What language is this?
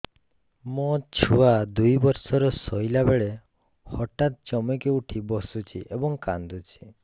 Odia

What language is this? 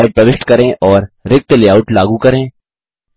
Hindi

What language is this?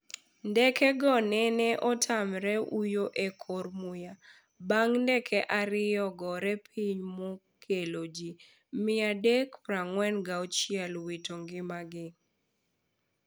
Luo (Kenya and Tanzania)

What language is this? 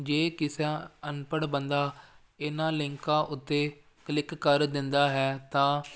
Punjabi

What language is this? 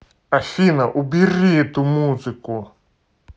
Russian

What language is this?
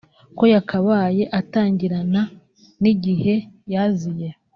Kinyarwanda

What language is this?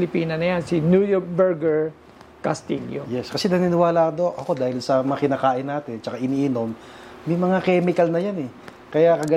Filipino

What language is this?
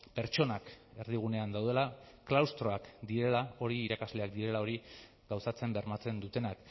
Basque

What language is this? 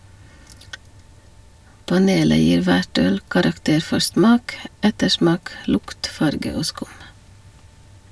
Norwegian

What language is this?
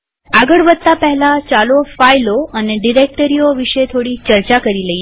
Gujarati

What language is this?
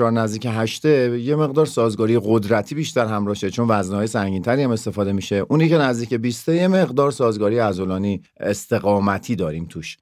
Persian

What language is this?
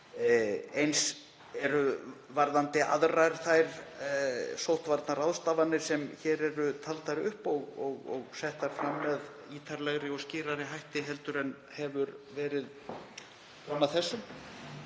Icelandic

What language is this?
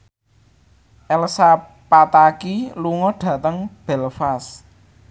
Javanese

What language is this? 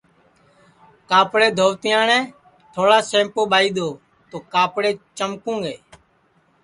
Sansi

